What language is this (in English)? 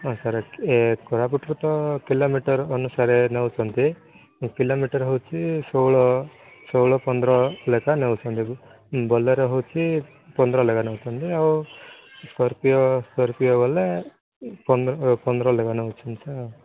Odia